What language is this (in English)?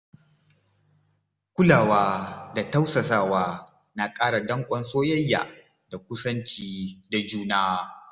Hausa